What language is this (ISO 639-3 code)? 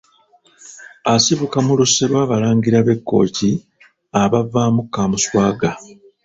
lug